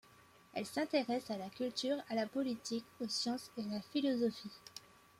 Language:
French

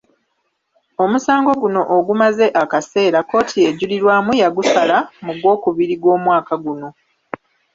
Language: Ganda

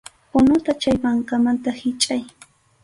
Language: Arequipa-La Unión Quechua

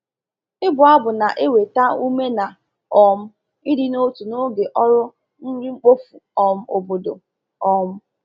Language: Igbo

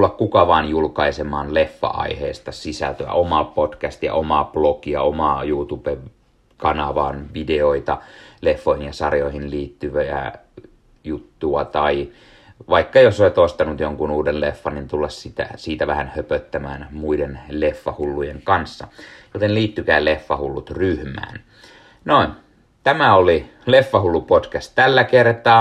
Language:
Finnish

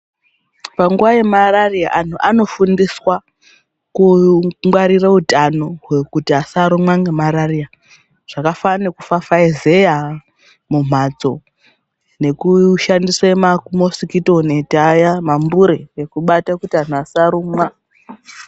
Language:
Ndau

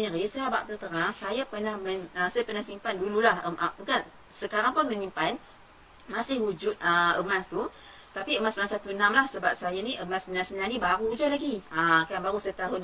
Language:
Malay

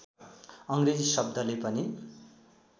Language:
Nepali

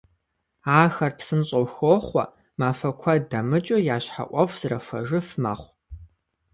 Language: Kabardian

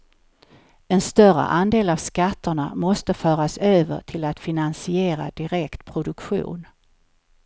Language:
Swedish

